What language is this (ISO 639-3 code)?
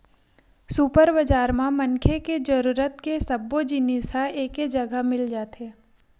hne